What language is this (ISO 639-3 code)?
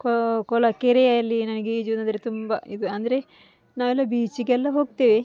kan